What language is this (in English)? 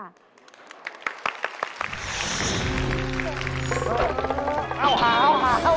Thai